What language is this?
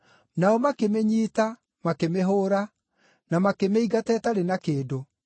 Kikuyu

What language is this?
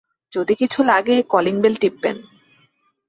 Bangla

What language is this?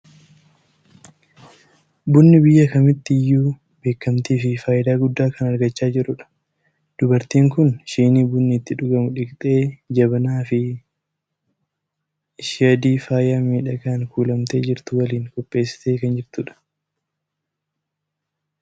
Oromo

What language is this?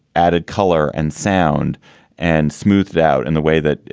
English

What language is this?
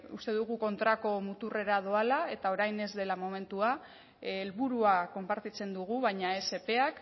Basque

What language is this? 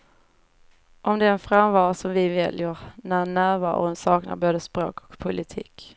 Swedish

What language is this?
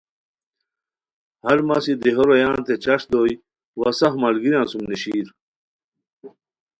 Khowar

